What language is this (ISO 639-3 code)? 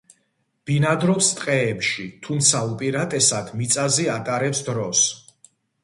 kat